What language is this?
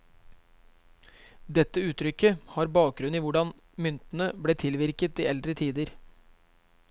Norwegian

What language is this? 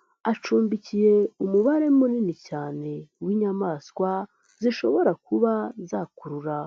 Kinyarwanda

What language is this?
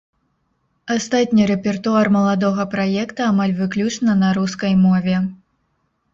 Belarusian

